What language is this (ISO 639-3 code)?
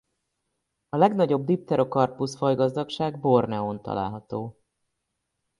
hun